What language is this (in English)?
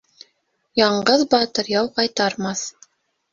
Bashkir